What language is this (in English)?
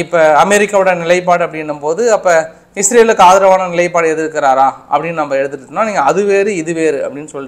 Korean